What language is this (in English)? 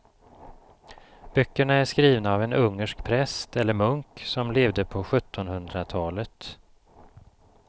Swedish